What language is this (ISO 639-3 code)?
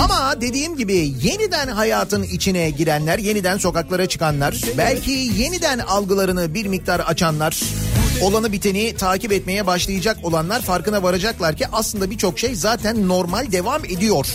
tur